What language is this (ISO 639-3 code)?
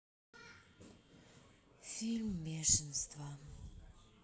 rus